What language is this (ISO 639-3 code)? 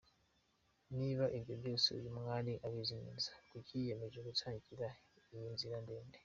kin